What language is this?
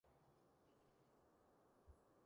Cantonese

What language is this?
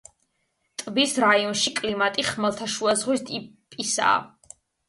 Georgian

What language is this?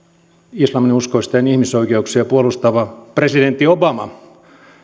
Finnish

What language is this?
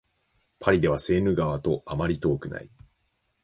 Japanese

